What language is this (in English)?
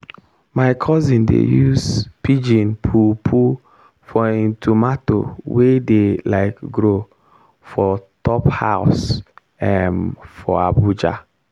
Nigerian Pidgin